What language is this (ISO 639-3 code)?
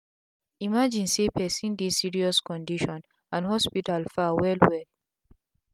pcm